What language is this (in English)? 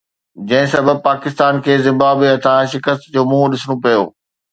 Sindhi